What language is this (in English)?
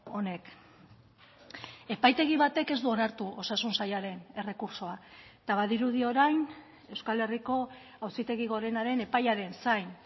Basque